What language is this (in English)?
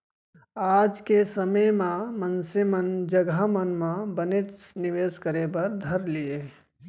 Chhattisgarhi